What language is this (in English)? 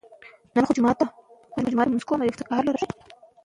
Pashto